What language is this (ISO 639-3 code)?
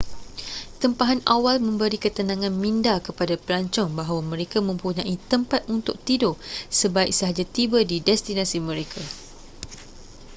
msa